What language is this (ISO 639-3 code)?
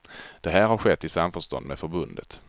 swe